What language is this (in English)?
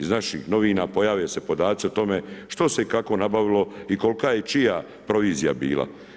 Croatian